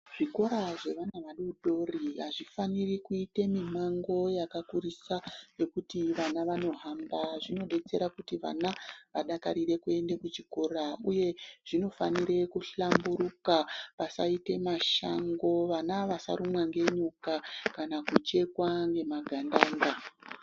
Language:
Ndau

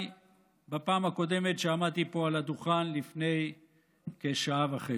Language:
Hebrew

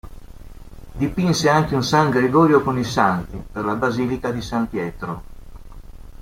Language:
Italian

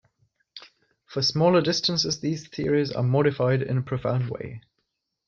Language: English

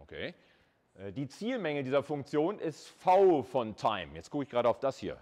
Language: German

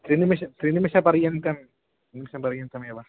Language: Sanskrit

